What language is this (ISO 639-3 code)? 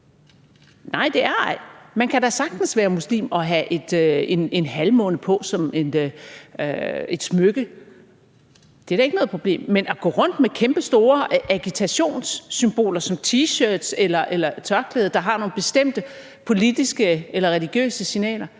dan